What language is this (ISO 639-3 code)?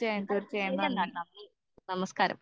mal